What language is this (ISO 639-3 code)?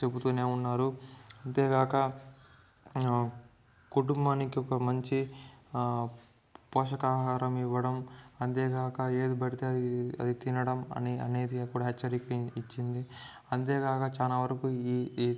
tel